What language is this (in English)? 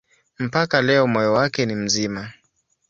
Swahili